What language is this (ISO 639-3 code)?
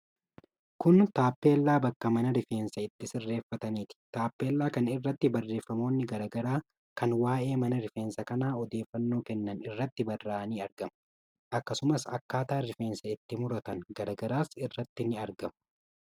orm